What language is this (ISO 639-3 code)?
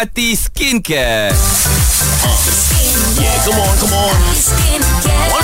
msa